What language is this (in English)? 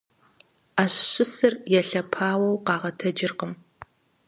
Kabardian